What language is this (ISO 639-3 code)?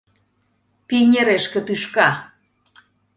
chm